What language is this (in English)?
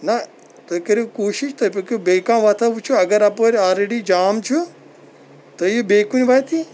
Kashmiri